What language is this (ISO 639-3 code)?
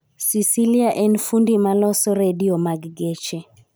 luo